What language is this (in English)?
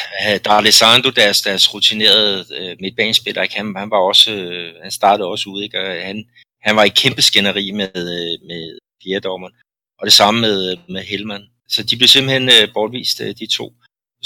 Danish